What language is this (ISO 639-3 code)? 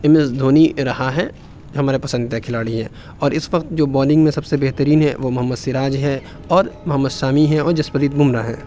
urd